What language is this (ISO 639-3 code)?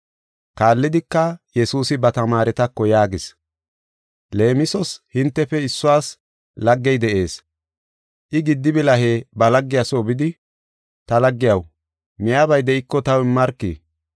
gof